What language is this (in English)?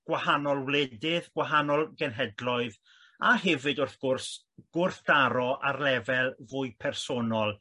Welsh